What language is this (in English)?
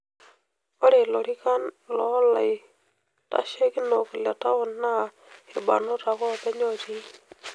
Masai